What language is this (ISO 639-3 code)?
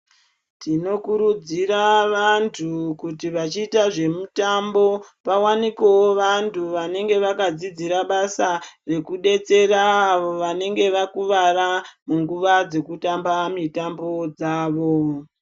ndc